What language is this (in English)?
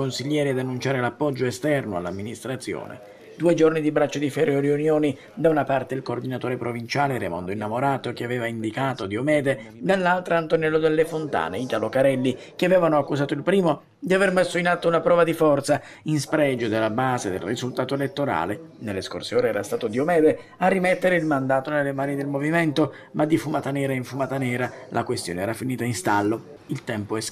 Italian